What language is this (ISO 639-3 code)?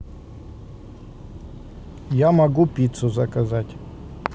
rus